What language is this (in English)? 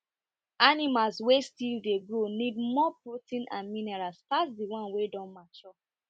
Nigerian Pidgin